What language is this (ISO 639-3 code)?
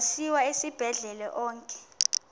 xho